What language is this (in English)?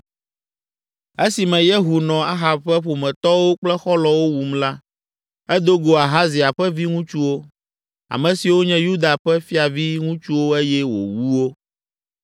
Ewe